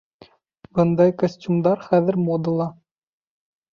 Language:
Bashkir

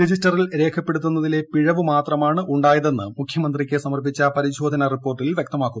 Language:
Malayalam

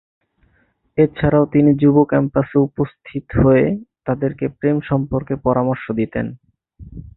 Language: Bangla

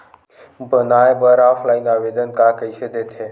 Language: Chhattisgarhi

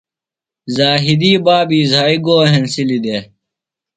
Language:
Phalura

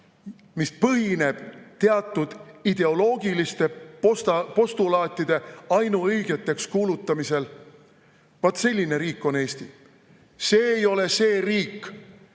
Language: Estonian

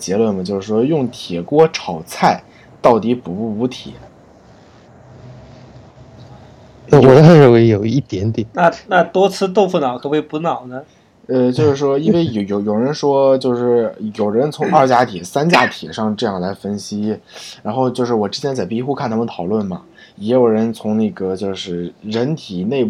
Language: Chinese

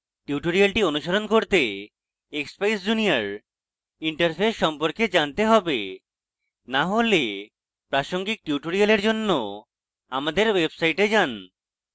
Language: Bangla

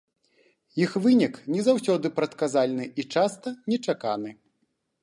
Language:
Belarusian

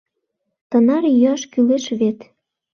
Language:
Mari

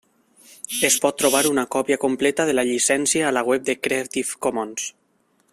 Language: Catalan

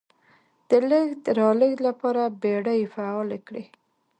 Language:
Pashto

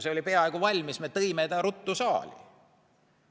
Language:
Estonian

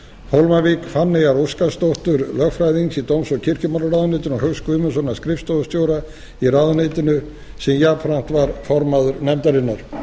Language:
Icelandic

